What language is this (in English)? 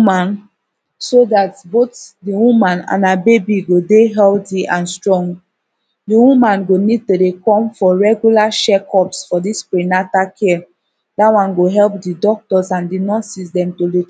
Nigerian Pidgin